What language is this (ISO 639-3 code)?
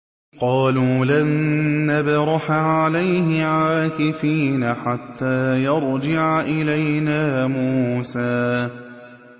ara